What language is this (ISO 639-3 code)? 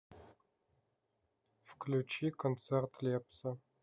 rus